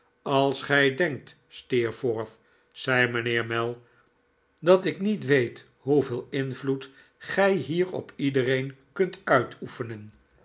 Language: Dutch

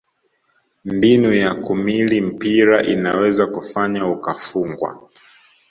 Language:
Swahili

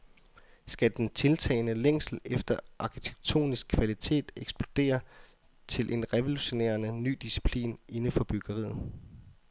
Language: Danish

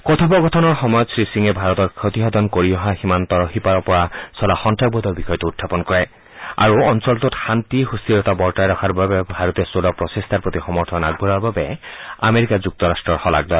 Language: Assamese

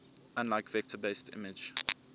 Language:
English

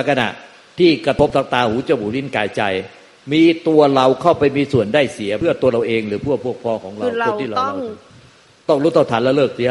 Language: Thai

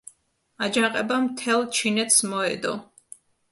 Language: Georgian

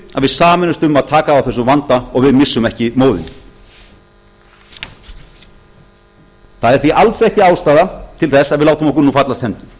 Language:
Icelandic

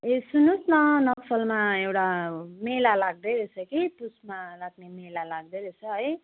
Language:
Nepali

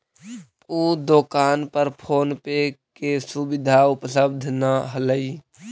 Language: Magahi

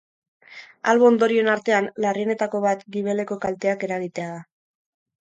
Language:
Basque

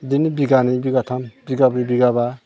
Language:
Bodo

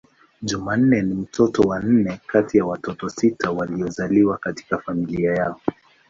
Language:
Swahili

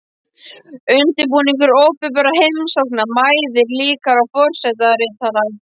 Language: Icelandic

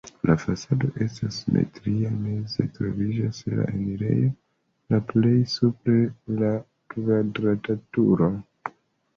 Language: Esperanto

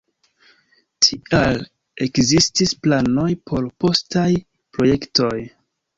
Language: Esperanto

